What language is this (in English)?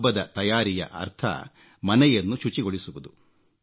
Kannada